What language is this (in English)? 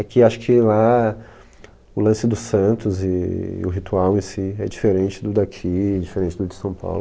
Portuguese